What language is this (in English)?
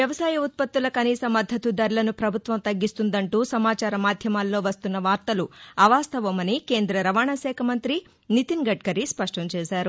Telugu